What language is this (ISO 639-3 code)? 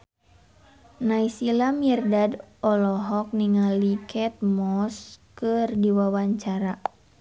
sun